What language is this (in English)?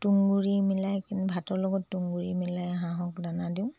Assamese